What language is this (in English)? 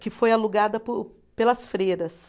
Portuguese